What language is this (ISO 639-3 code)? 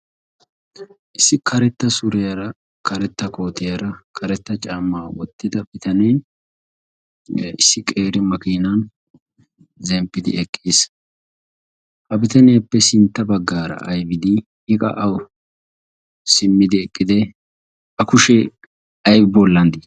wal